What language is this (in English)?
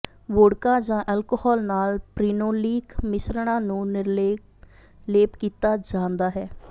Punjabi